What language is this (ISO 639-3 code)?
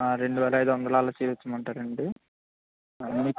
tel